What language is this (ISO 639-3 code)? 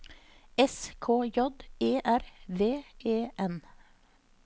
nor